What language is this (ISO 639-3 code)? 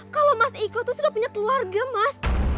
ind